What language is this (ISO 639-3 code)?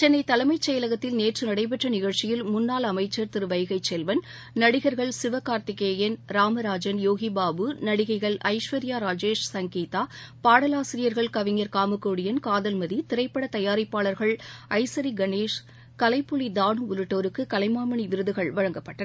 tam